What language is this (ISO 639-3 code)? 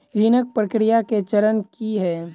mai